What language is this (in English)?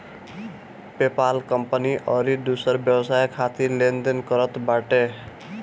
Bhojpuri